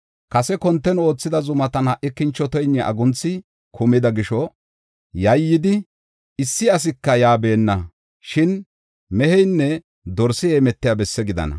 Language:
Gofa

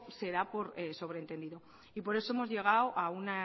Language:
Spanish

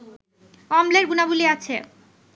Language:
Bangla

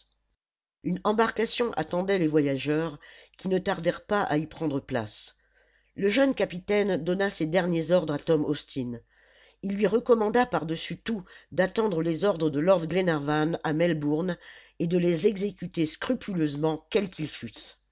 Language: French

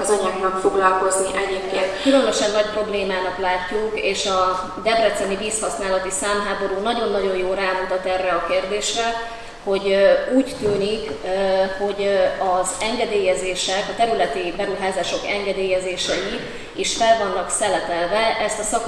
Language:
Hungarian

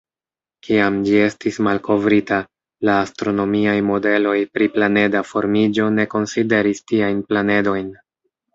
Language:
Esperanto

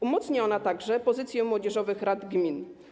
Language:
Polish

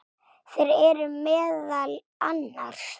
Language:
Icelandic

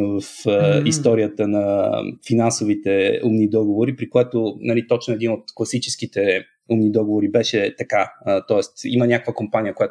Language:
Bulgarian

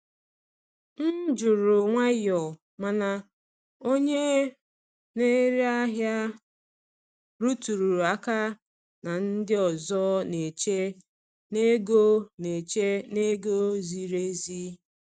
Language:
Igbo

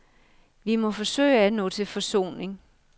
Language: Danish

